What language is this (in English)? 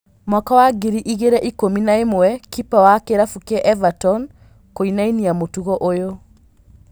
Kikuyu